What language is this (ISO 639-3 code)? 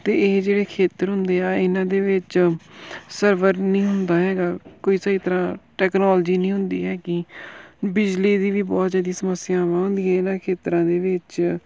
pan